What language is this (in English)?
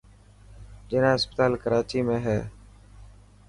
Dhatki